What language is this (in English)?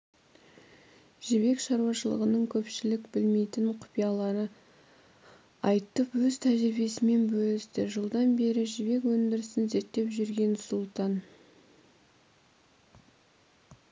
Kazakh